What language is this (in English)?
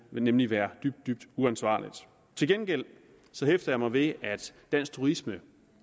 Danish